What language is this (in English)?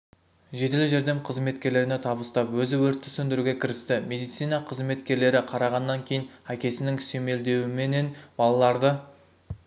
Kazakh